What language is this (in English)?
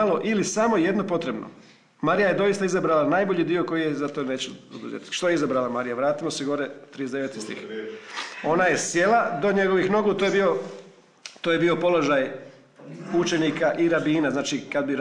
Croatian